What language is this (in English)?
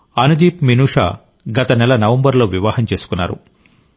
Telugu